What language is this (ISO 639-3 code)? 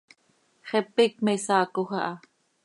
sei